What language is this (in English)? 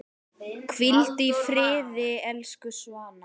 Icelandic